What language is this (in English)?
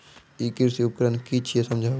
Maithili